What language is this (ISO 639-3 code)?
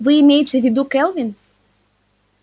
rus